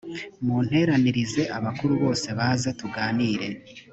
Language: Kinyarwanda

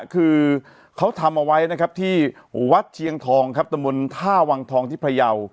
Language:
Thai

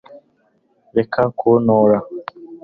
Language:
Kinyarwanda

